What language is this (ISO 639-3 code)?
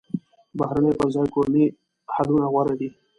pus